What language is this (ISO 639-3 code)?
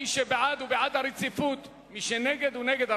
heb